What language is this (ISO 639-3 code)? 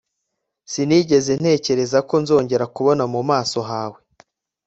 kin